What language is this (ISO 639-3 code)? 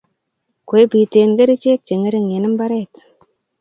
kln